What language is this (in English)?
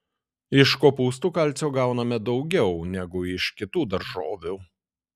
Lithuanian